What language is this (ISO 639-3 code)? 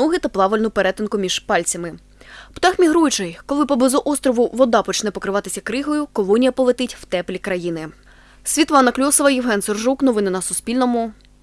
ukr